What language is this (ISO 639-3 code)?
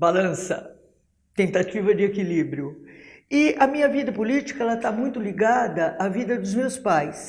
por